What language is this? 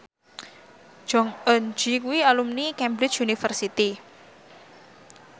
Javanese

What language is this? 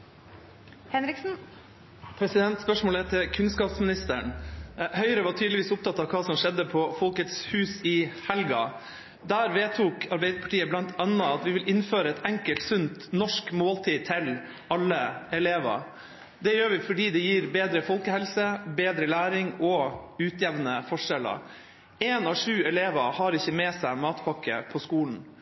Norwegian Bokmål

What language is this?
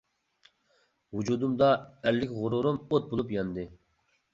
Uyghur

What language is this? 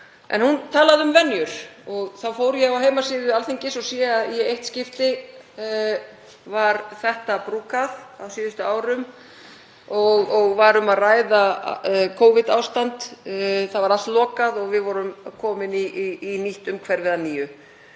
Icelandic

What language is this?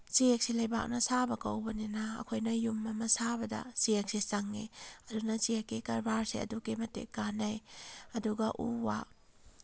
Manipuri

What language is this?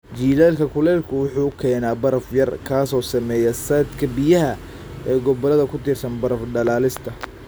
Somali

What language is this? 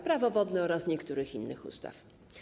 Polish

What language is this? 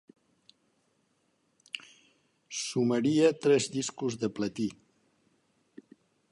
Catalan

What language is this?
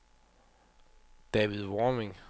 Danish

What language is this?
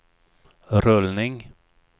Swedish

